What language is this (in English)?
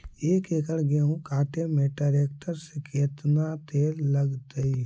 Magahi